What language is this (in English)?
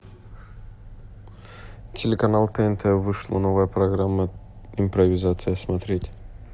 Russian